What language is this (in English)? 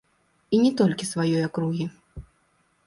Belarusian